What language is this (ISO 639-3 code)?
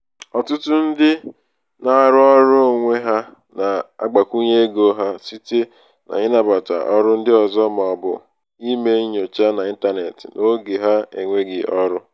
ibo